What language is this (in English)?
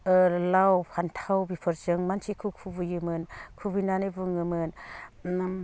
Bodo